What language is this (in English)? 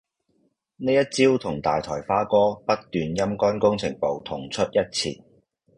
Cantonese